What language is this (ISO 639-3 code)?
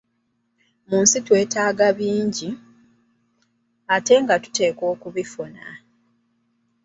lug